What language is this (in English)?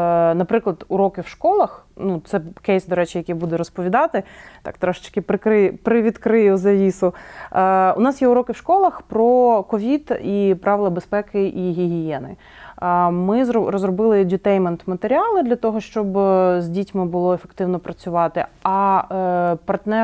Ukrainian